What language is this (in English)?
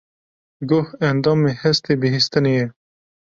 Kurdish